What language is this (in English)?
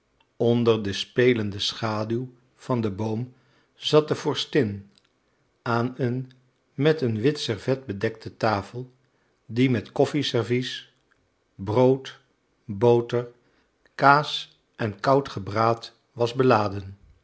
Dutch